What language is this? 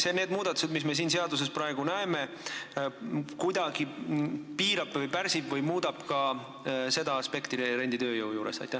Estonian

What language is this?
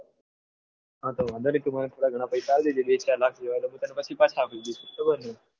Gujarati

